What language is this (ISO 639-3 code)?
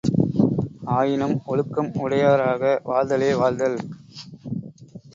tam